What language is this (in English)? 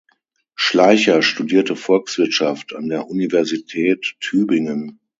German